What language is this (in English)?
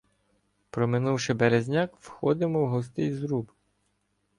Ukrainian